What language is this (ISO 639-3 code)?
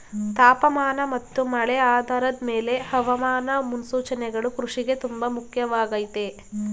kan